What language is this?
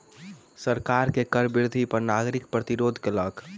Maithili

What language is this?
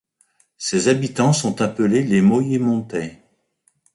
French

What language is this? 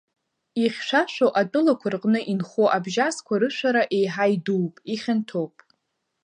Abkhazian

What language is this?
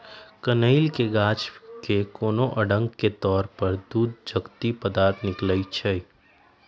Magahi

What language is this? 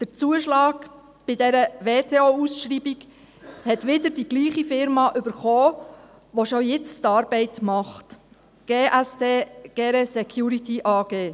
Swiss German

